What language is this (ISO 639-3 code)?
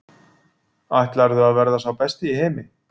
isl